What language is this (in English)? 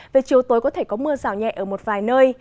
Vietnamese